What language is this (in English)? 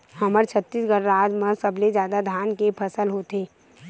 Chhattisgarhi